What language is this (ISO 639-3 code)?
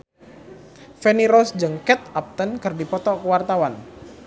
sun